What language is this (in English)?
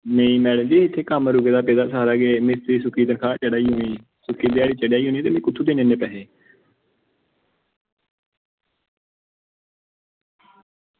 Dogri